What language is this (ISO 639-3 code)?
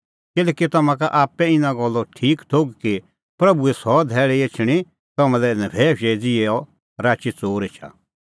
kfx